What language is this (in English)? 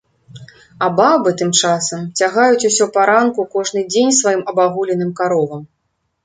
Belarusian